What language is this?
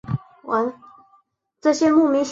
Chinese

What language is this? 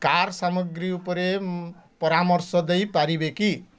Odia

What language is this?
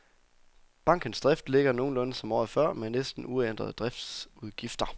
Danish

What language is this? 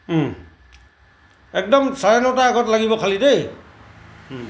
Assamese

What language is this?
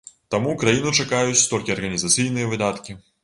Belarusian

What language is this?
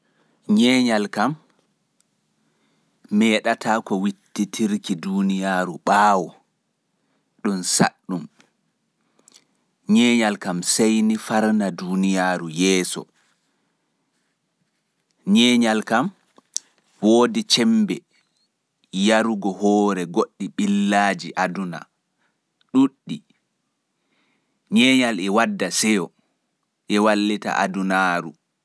Pular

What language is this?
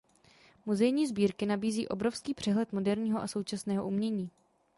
Czech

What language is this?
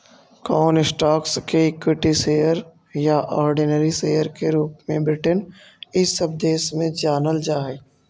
Magahi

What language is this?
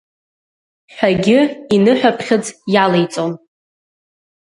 Abkhazian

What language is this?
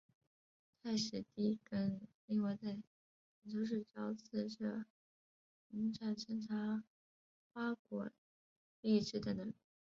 Chinese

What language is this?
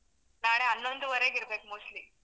Kannada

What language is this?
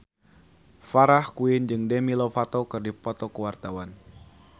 Sundanese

